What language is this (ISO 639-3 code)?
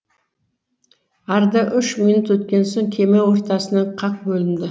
kaz